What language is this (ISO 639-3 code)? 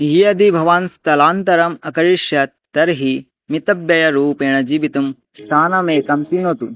san